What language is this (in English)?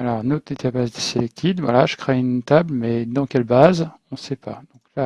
French